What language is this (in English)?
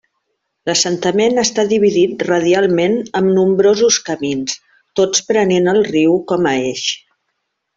Catalan